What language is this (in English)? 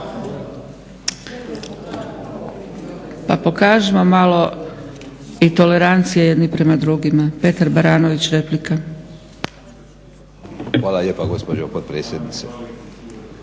Croatian